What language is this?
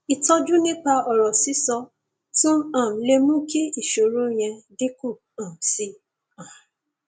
Yoruba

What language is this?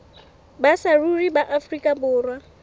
Southern Sotho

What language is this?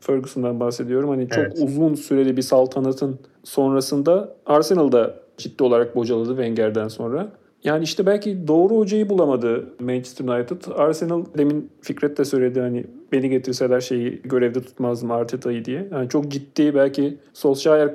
Turkish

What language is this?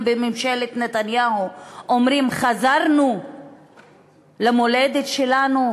Hebrew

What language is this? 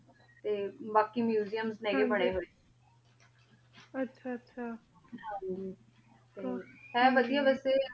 Punjabi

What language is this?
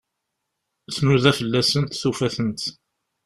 Kabyle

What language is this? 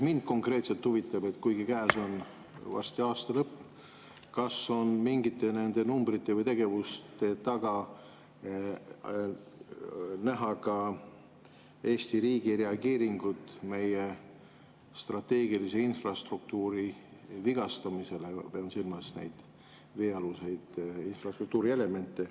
Estonian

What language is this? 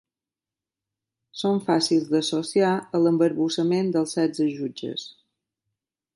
Catalan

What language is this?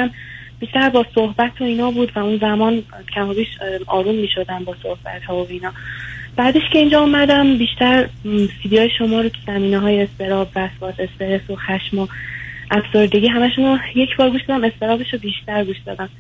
Persian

